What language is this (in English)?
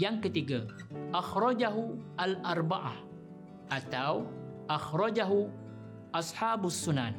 Malay